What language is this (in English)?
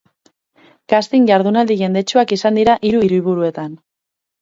Basque